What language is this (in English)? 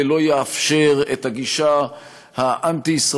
Hebrew